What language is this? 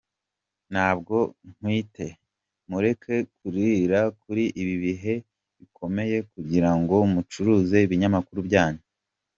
Kinyarwanda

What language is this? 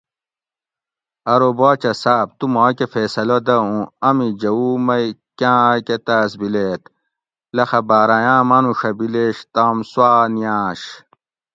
Gawri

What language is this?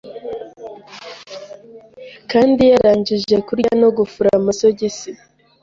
Kinyarwanda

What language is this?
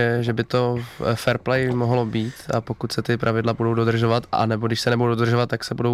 Czech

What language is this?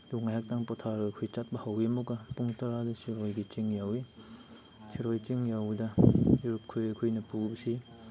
Manipuri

